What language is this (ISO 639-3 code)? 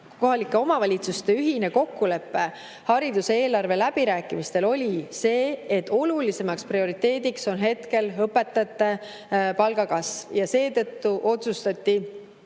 est